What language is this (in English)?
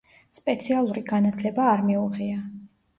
Georgian